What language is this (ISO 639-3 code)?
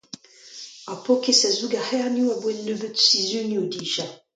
bre